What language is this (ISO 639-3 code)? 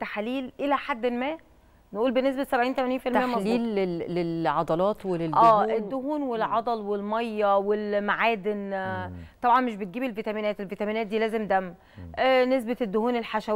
ara